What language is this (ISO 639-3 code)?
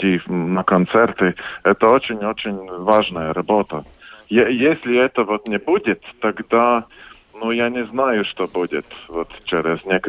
rus